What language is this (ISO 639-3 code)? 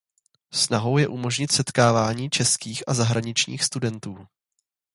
ces